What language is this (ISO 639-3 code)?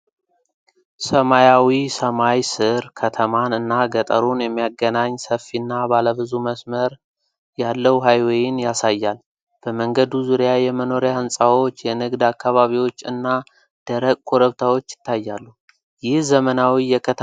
amh